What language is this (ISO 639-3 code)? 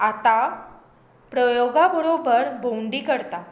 kok